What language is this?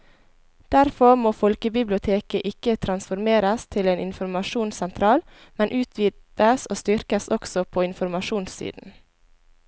Norwegian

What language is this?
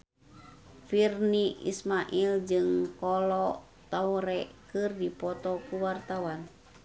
Sundanese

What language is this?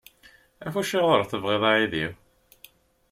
Kabyle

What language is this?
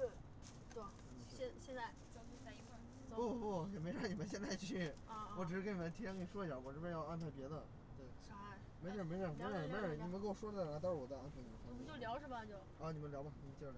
Chinese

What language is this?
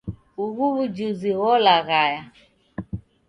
Taita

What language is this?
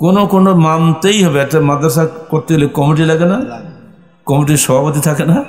Bangla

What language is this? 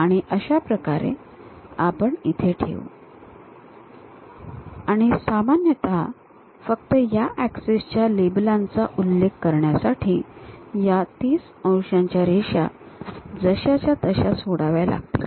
Marathi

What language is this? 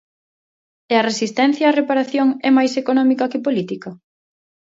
Galician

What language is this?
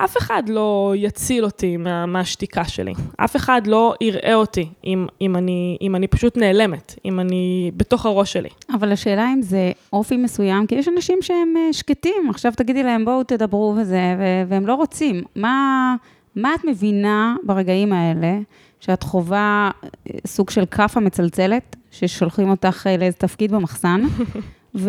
Hebrew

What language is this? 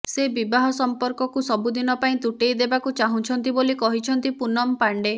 Odia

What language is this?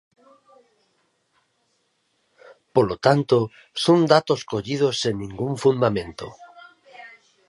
Galician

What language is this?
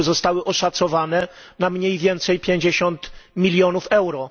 Polish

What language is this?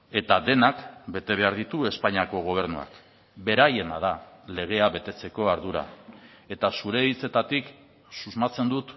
Basque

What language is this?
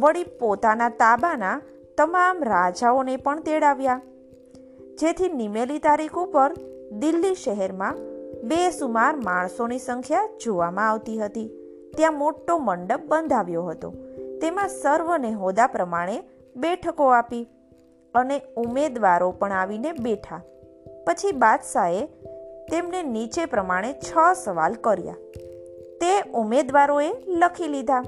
Gujarati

